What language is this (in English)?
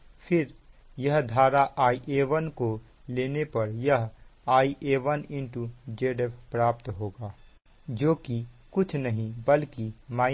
Hindi